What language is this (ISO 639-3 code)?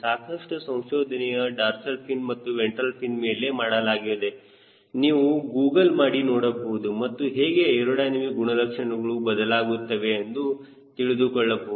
kan